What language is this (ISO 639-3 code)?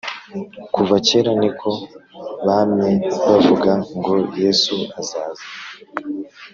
kin